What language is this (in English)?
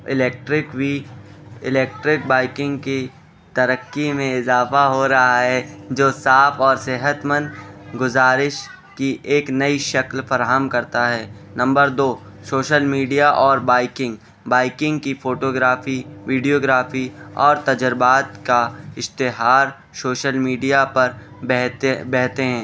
Urdu